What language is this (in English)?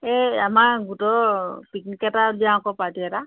Assamese